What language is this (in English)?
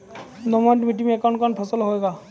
Maithili